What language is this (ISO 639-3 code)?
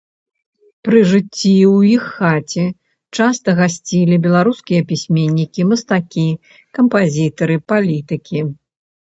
bel